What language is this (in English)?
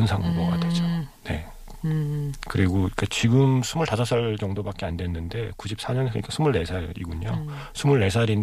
Korean